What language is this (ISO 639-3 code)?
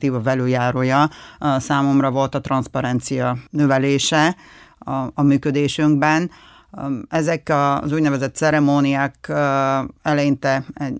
hun